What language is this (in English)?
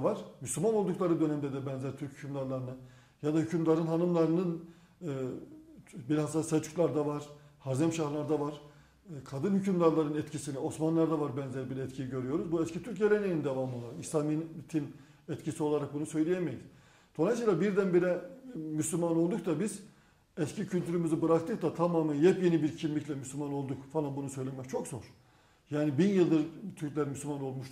Turkish